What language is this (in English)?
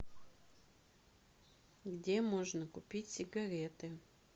Russian